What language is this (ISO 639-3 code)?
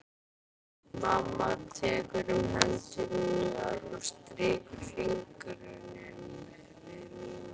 isl